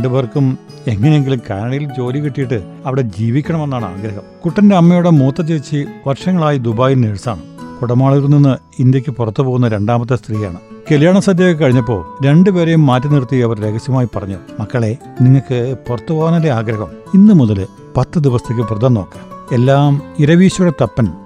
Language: Malayalam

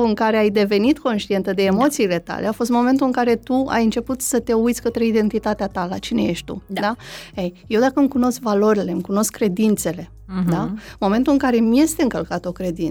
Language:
Romanian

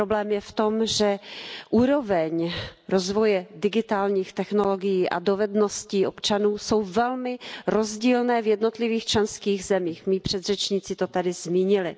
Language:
Czech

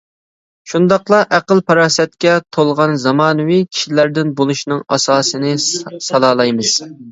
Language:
Uyghur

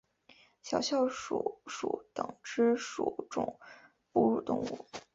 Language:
Chinese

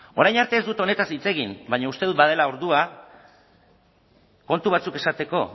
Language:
Basque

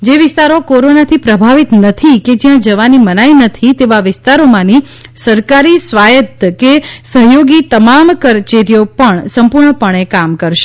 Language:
Gujarati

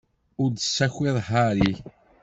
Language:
Kabyle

